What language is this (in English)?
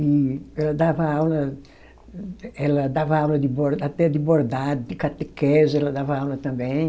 Portuguese